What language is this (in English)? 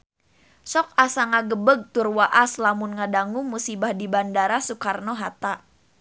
Sundanese